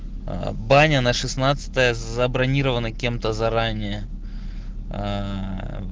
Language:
Russian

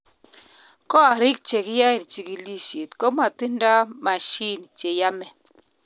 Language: Kalenjin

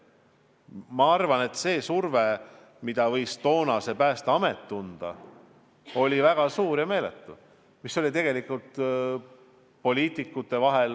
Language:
Estonian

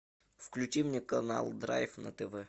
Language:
Russian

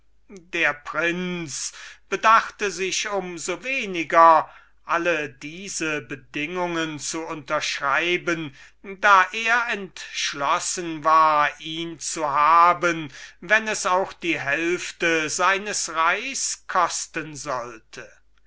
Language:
German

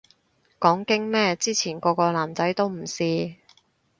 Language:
Cantonese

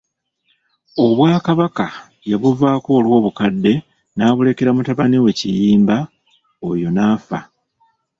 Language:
Ganda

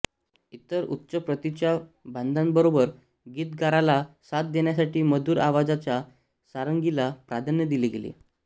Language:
Marathi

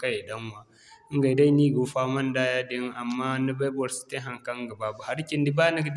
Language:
Zarma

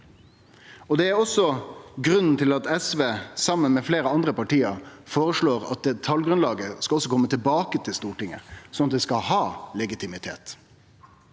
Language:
Norwegian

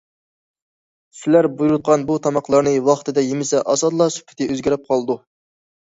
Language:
Uyghur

